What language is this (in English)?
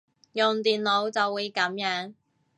Cantonese